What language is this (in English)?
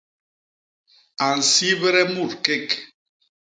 Basaa